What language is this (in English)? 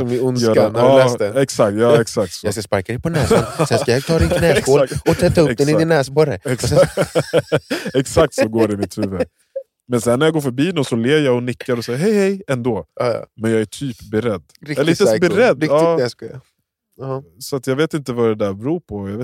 Swedish